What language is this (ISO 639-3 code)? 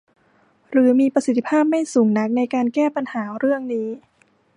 tha